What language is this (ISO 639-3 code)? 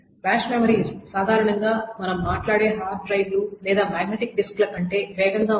tel